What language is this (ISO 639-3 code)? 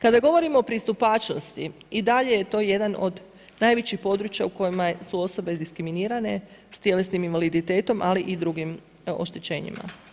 hrv